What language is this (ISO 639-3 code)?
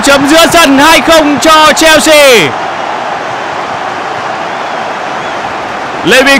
vie